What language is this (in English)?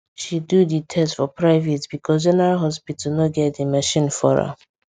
Nigerian Pidgin